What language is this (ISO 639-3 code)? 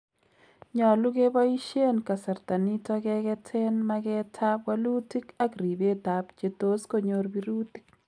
kln